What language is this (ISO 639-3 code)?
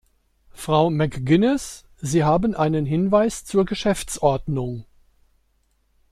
deu